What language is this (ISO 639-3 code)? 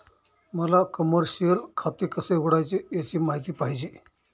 mar